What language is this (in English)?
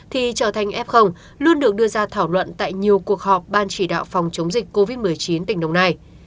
Vietnamese